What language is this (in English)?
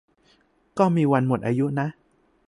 Thai